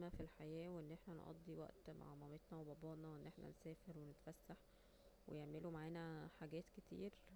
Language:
Egyptian Arabic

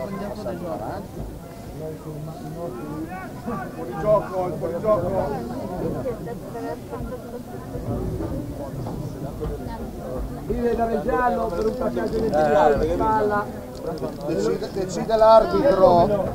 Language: Italian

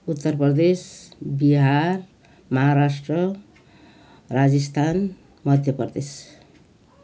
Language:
Nepali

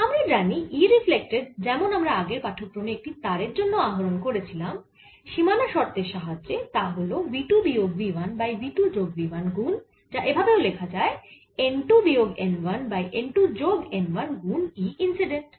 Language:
Bangla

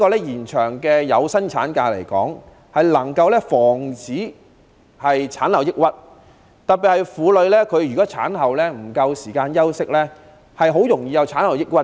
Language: Cantonese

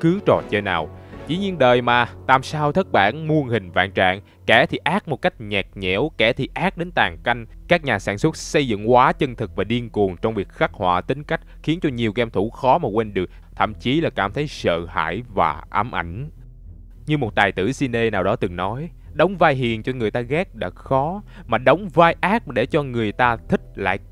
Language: Vietnamese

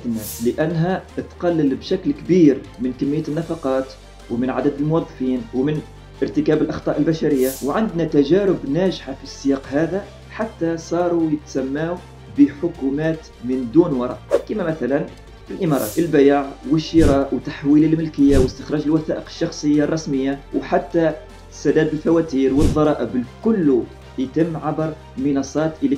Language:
Arabic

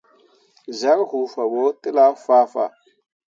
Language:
Mundang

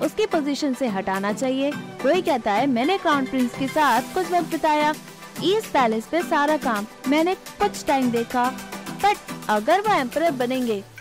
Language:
Hindi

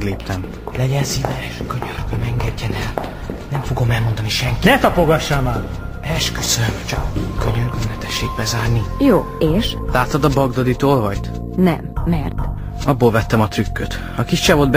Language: Hungarian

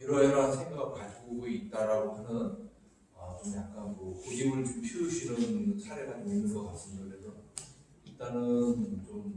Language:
Korean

